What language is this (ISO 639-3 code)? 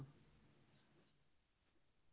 ori